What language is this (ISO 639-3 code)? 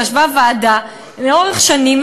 heb